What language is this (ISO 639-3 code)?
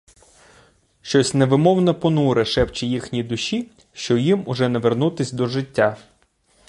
ukr